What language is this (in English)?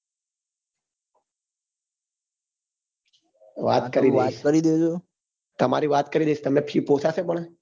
Gujarati